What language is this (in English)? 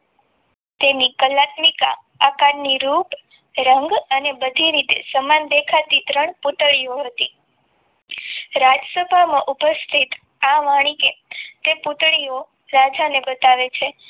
Gujarati